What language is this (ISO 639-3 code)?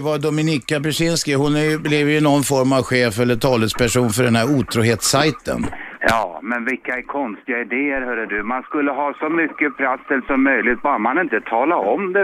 swe